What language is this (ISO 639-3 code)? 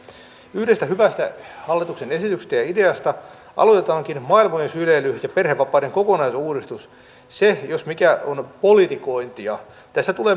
fin